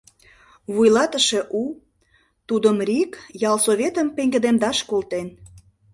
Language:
Mari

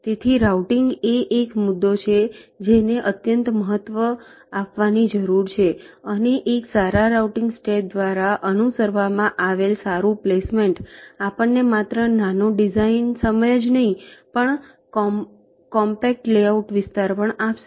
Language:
Gujarati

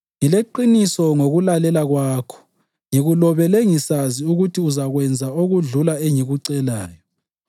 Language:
North Ndebele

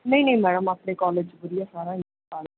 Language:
Punjabi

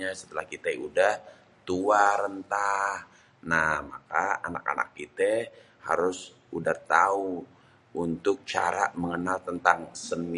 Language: Betawi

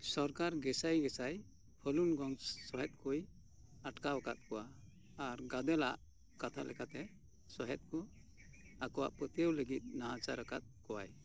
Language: Santali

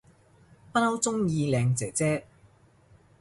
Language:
Cantonese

